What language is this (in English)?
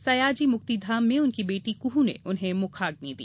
Hindi